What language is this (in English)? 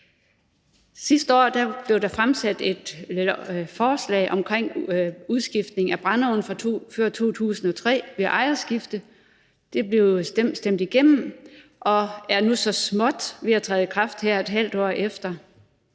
Danish